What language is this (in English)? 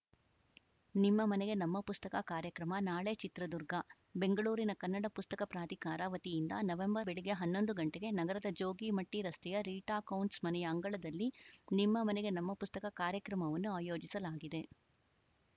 Kannada